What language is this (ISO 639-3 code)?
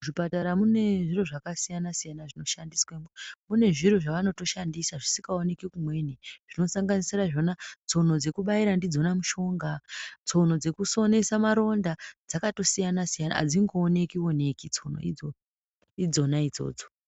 ndc